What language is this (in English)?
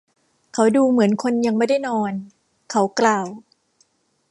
Thai